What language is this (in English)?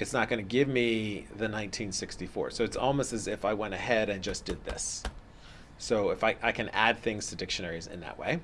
English